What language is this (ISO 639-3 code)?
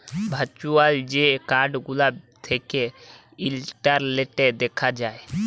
ben